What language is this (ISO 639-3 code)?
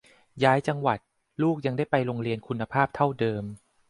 tha